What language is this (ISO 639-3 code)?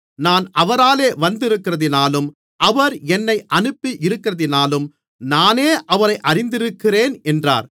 tam